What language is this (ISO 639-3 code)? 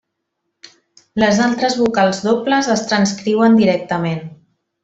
cat